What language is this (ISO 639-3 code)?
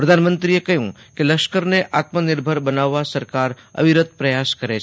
guj